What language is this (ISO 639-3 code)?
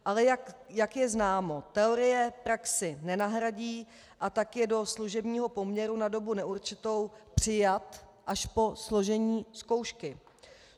ces